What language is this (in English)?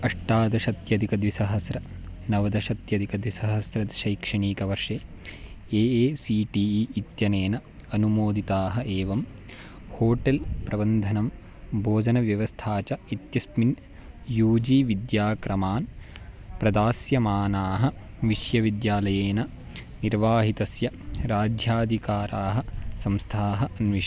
Sanskrit